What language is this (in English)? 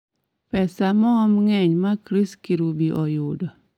Luo (Kenya and Tanzania)